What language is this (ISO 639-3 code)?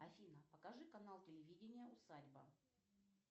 rus